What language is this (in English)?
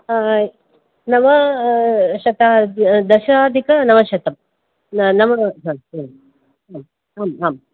Sanskrit